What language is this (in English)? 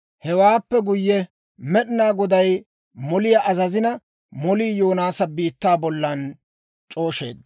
Dawro